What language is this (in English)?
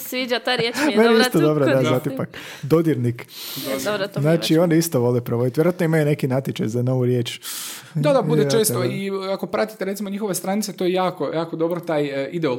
Croatian